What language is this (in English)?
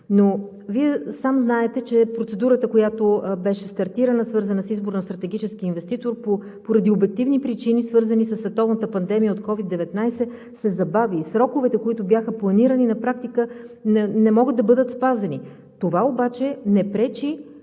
Bulgarian